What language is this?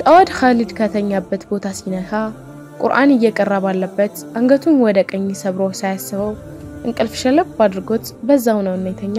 Arabic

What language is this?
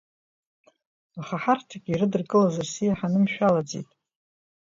Abkhazian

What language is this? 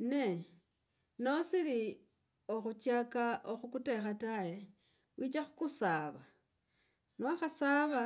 Logooli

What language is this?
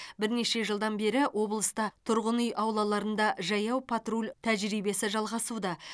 Kazakh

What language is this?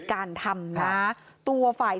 Thai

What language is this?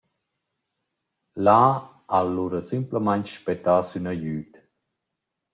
Romansh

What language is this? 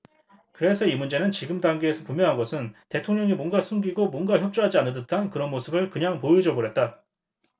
Korean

